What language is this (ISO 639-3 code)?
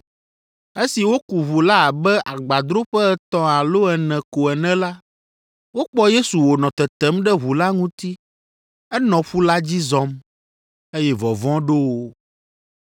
ewe